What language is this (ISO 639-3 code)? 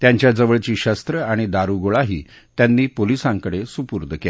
mar